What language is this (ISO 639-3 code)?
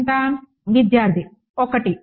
tel